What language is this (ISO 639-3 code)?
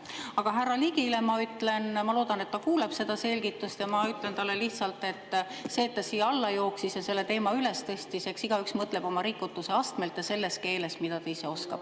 est